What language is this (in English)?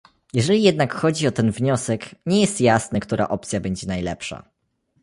Polish